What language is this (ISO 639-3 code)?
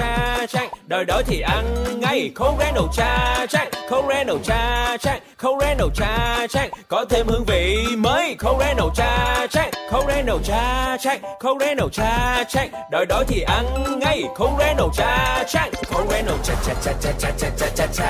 vie